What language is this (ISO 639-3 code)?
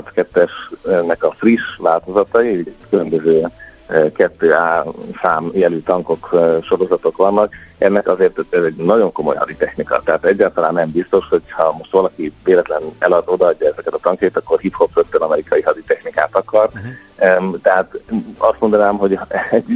hun